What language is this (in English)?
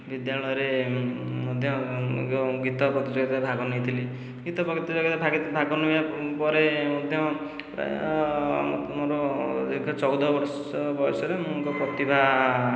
Odia